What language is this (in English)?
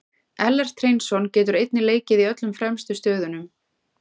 Icelandic